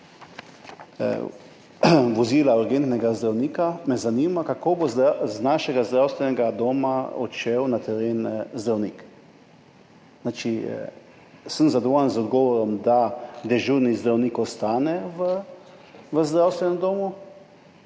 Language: Slovenian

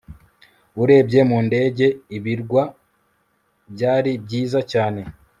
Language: Kinyarwanda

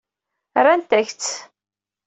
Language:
Kabyle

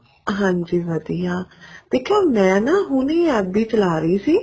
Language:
Punjabi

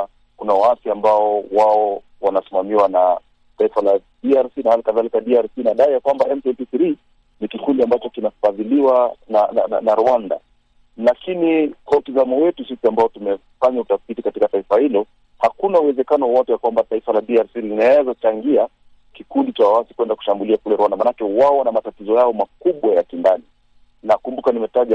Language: Swahili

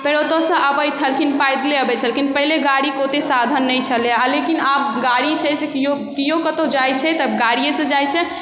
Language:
Maithili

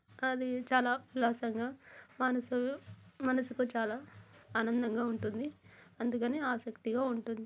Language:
Telugu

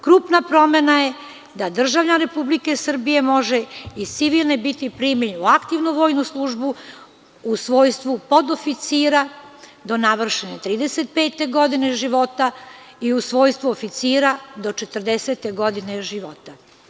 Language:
Serbian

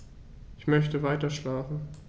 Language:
German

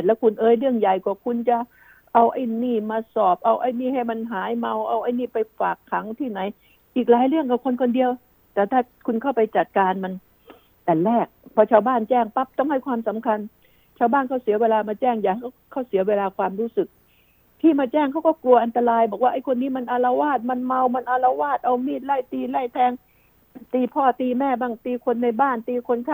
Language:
Thai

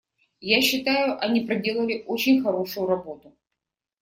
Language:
Russian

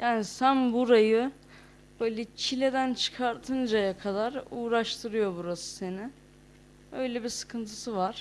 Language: Turkish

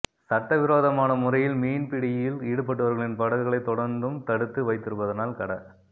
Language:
Tamil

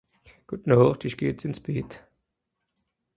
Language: Swiss German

